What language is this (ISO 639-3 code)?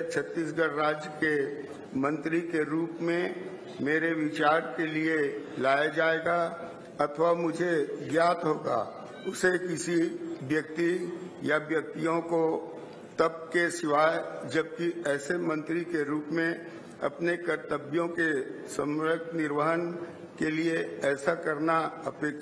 hin